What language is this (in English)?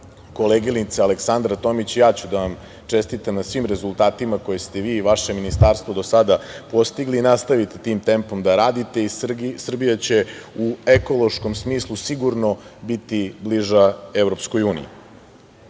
Serbian